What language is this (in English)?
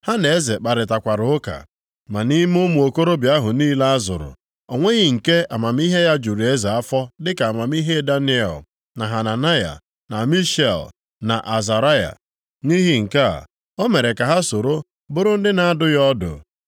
Igbo